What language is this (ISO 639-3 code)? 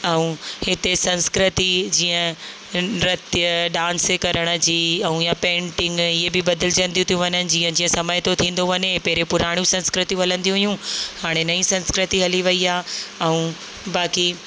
snd